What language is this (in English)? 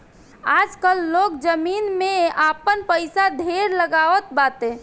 Bhojpuri